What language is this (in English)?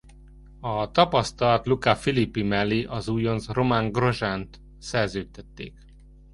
Hungarian